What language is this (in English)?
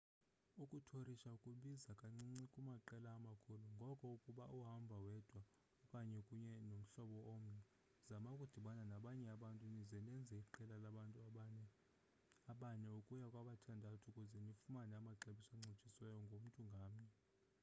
Xhosa